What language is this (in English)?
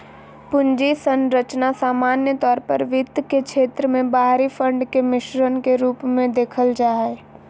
Magahi